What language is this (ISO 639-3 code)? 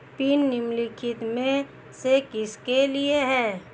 hin